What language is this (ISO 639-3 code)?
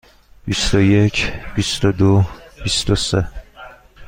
fas